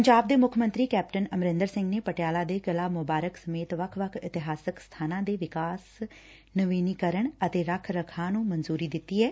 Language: Punjabi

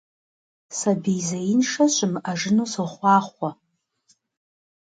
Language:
Kabardian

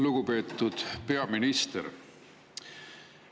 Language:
Estonian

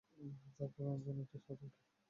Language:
Bangla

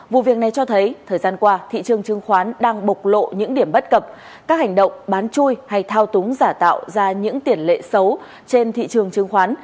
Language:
Vietnamese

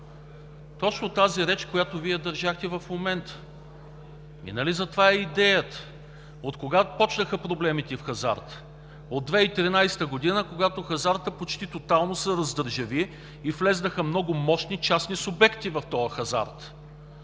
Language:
Bulgarian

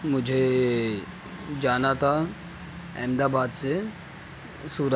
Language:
Urdu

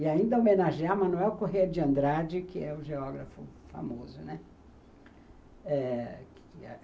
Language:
Portuguese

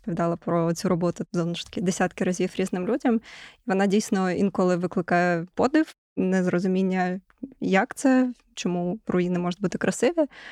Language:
Ukrainian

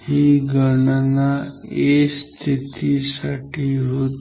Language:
Marathi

